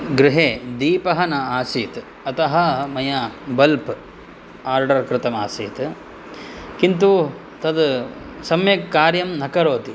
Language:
Sanskrit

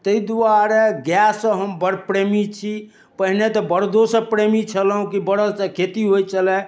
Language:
Maithili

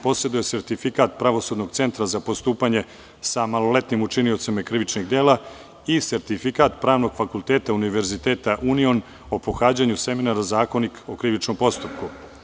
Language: Serbian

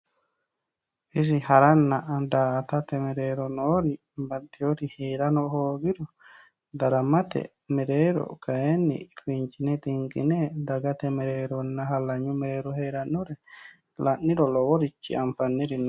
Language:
Sidamo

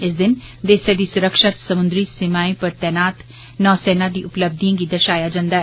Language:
Dogri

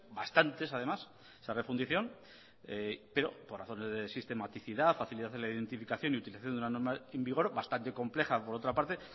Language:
Spanish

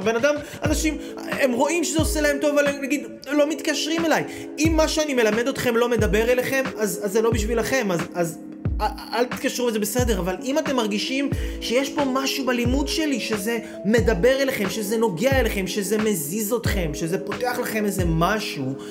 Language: Hebrew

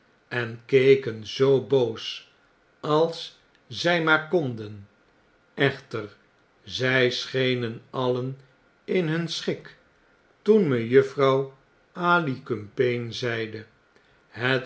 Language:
Dutch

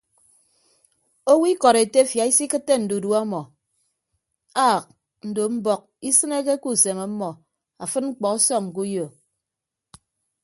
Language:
Ibibio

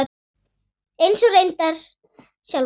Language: Icelandic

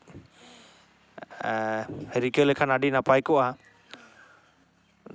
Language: Santali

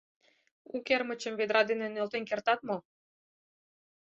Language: Mari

